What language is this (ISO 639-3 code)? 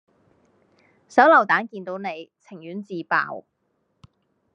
yue